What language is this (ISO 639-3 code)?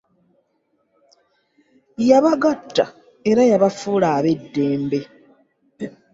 lug